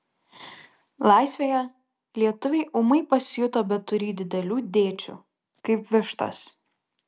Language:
Lithuanian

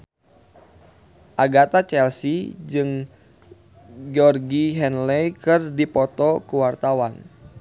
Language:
Sundanese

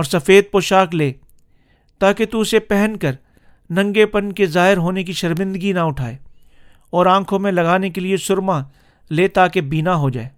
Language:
Urdu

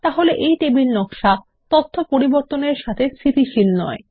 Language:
Bangla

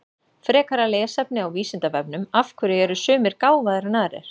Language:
Icelandic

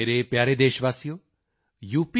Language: Punjabi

